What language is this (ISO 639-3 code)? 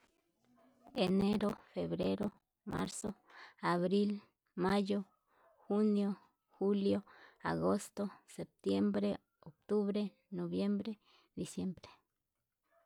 mab